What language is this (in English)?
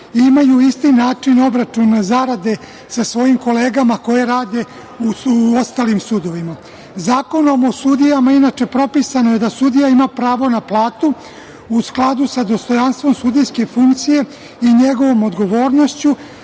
Serbian